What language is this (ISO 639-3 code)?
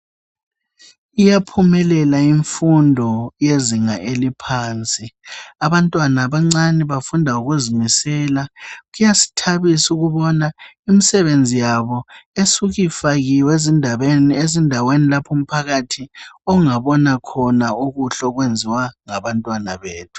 nde